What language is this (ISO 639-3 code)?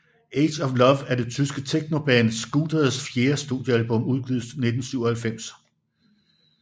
dan